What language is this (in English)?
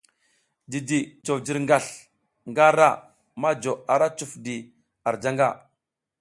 South Giziga